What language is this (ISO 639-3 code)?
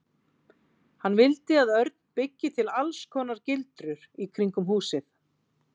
isl